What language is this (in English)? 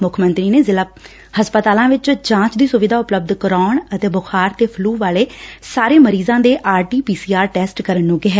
Punjabi